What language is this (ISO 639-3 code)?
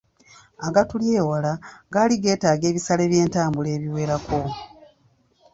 lug